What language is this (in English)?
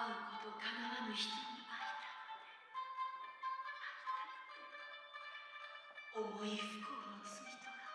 Japanese